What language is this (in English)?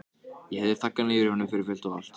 Icelandic